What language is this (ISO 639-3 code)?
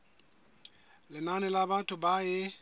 sot